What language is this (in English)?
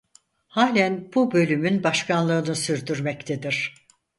Turkish